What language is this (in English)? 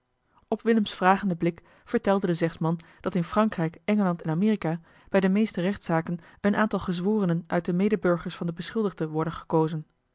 Dutch